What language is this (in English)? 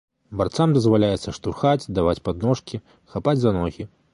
Belarusian